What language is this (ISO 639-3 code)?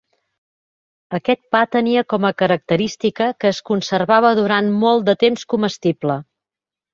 cat